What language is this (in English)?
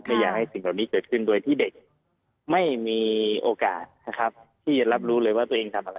Thai